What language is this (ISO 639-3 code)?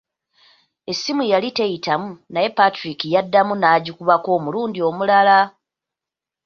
lug